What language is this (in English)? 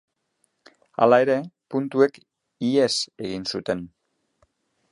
Basque